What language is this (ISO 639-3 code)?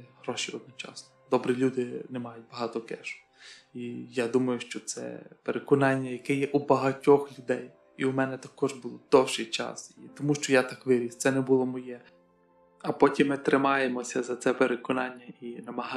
ukr